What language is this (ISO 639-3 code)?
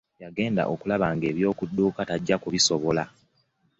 lug